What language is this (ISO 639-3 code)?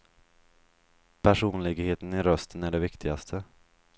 swe